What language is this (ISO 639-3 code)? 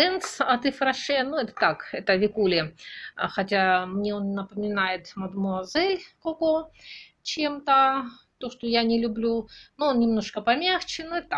rus